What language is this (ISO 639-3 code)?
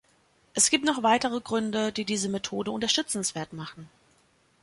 deu